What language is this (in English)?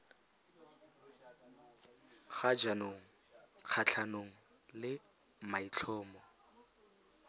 Tswana